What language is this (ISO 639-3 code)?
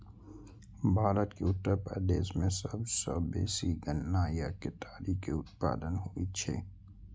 mai